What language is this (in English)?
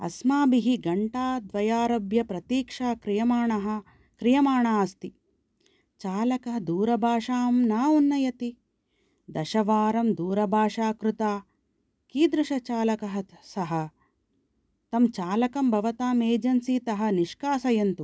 Sanskrit